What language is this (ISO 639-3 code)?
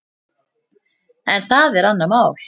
isl